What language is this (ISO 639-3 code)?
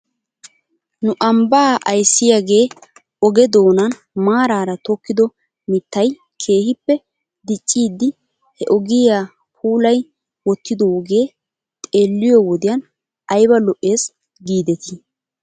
wal